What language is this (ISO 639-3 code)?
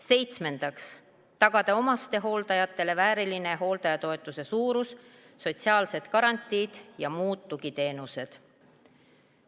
est